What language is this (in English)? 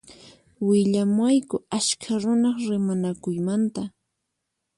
Puno Quechua